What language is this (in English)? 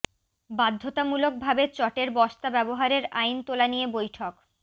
Bangla